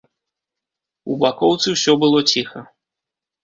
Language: Belarusian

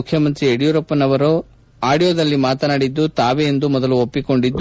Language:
Kannada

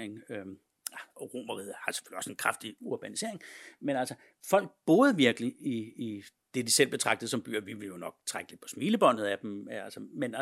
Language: Danish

